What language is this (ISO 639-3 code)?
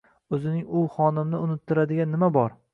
uzb